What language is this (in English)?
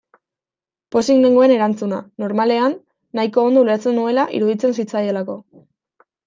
Basque